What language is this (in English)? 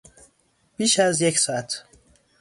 Persian